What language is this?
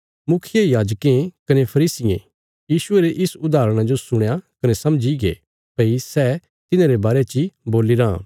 Bilaspuri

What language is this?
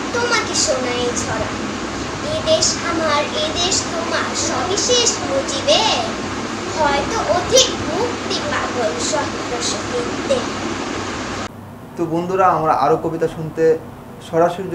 Hindi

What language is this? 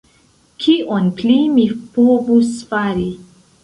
Esperanto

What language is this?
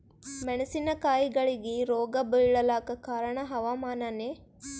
Kannada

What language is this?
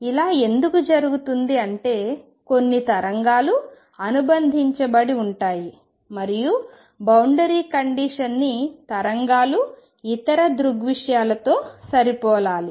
Telugu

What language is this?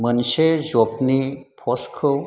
Bodo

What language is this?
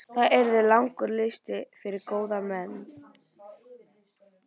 Icelandic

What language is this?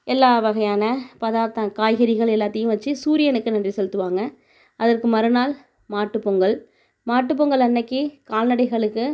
Tamil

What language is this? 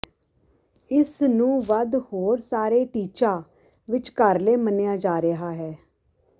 Punjabi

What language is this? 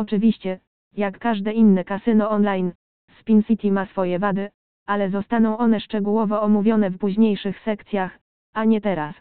Polish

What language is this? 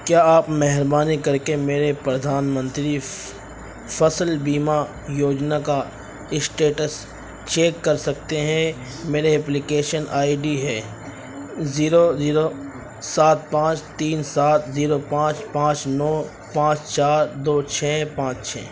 Urdu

